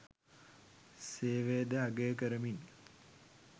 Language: Sinhala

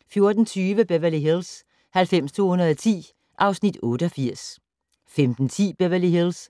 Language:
Danish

